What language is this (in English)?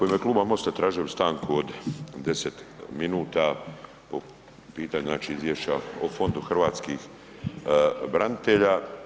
Croatian